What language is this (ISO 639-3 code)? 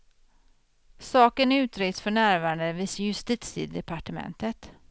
swe